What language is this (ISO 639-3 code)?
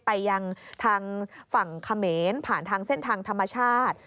tha